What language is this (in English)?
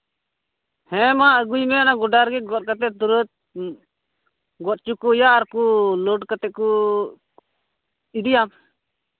Santali